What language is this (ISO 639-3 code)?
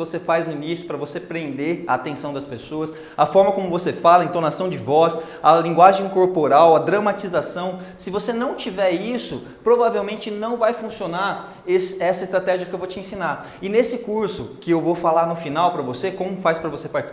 por